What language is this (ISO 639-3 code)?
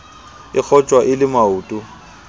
sot